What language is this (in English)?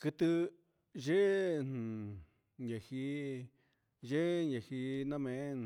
Huitepec Mixtec